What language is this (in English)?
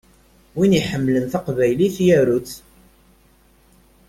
Kabyle